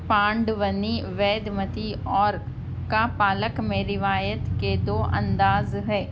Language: Urdu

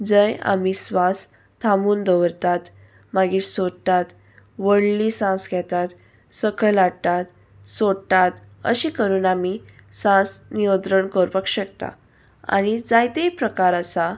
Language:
Konkani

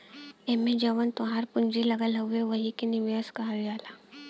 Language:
Bhojpuri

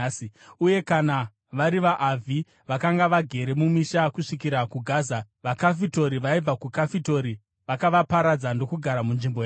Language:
Shona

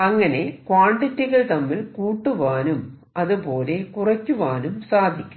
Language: Malayalam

